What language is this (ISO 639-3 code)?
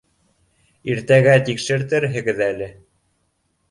bak